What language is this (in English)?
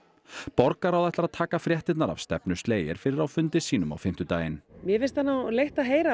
Icelandic